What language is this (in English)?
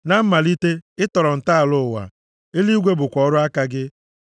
Igbo